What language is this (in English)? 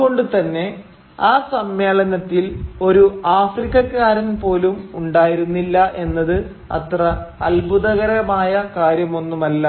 Malayalam